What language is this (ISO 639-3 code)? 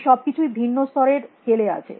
ben